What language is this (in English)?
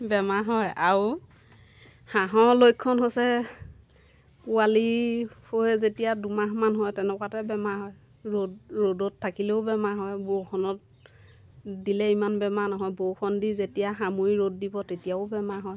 Assamese